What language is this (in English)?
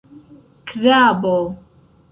Esperanto